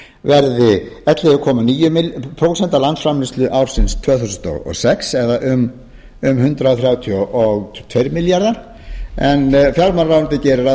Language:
Icelandic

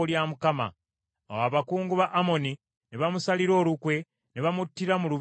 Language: Ganda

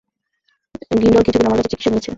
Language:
Bangla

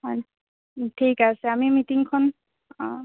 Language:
Assamese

